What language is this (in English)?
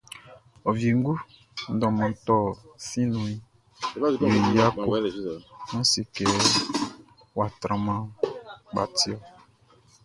Baoulé